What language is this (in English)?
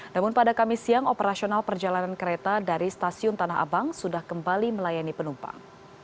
Indonesian